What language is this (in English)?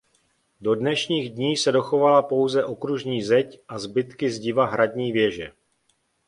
Czech